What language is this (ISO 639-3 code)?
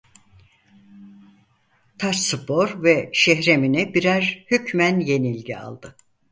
tur